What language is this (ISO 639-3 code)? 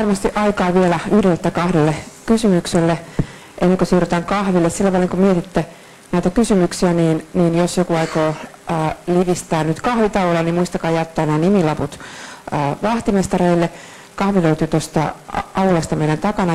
fin